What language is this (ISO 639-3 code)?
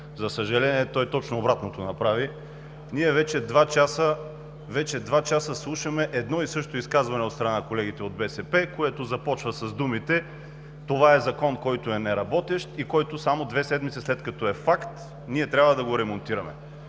bul